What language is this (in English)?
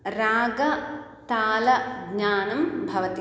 Sanskrit